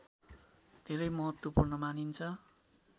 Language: Nepali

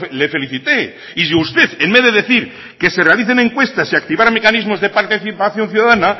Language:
Spanish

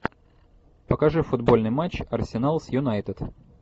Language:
Russian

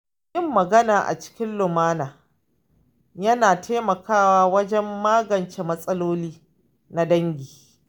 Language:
Hausa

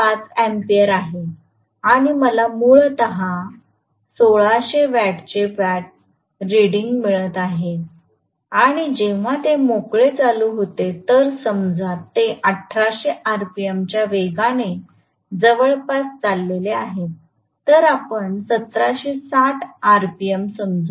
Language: Marathi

